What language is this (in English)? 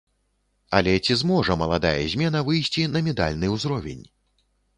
Belarusian